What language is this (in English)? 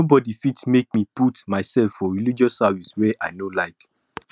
Nigerian Pidgin